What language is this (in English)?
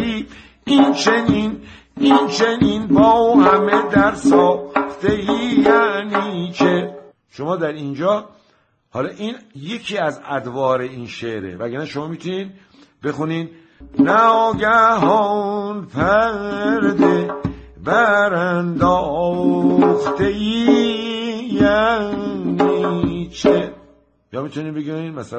Persian